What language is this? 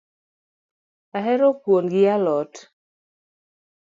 Luo (Kenya and Tanzania)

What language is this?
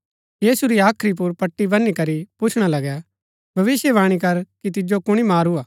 Gaddi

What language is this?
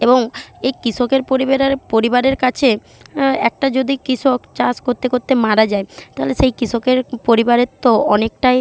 Bangla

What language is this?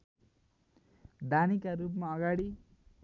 Nepali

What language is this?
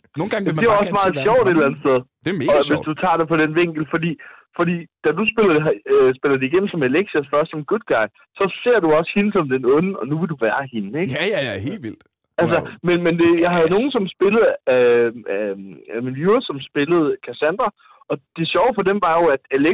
Danish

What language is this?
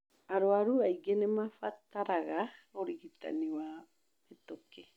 Kikuyu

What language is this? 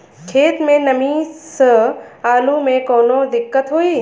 Bhojpuri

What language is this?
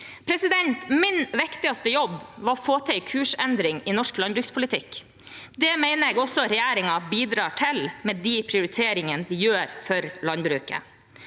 Norwegian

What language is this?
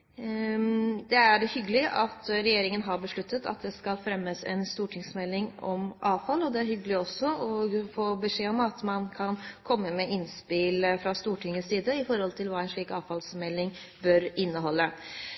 Norwegian Bokmål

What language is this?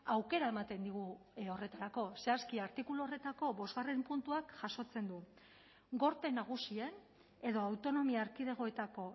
Basque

